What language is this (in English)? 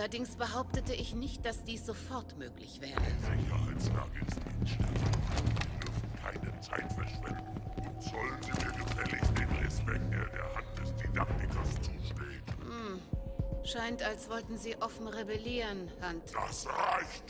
German